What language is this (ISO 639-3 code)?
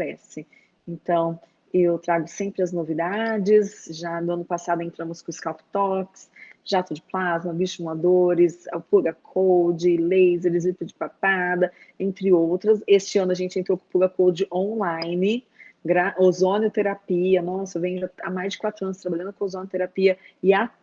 por